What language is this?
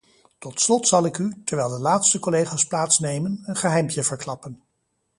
Dutch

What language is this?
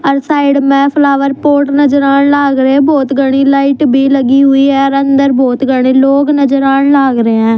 Haryanvi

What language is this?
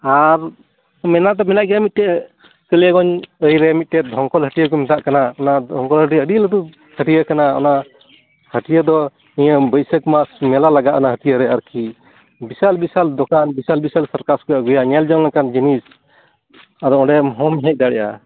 Santali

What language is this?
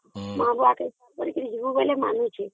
Odia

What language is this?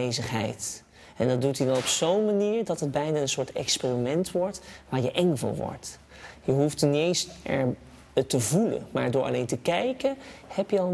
Dutch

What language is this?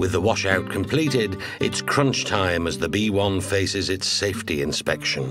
English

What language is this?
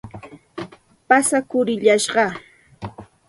Santa Ana de Tusi Pasco Quechua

